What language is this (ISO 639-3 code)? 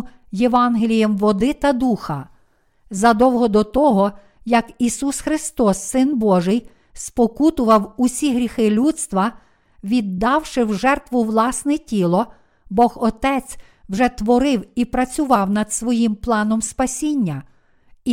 ukr